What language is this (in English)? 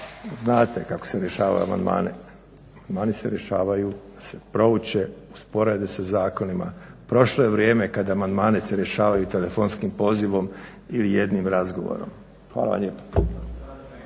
Croatian